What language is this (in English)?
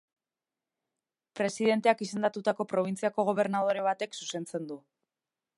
Basque